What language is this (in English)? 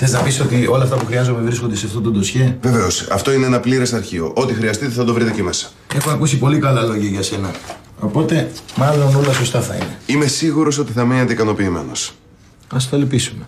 Greek